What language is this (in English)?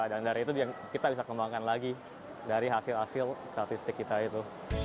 Indonesian